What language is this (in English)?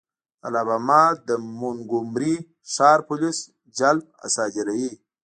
Pashto